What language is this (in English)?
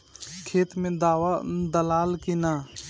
Bhojpuri